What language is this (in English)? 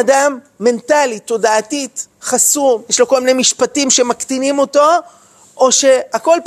Hebrew